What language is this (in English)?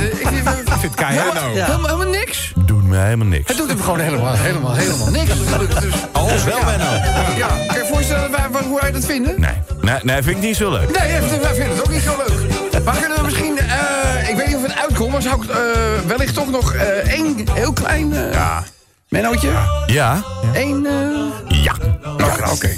Dutch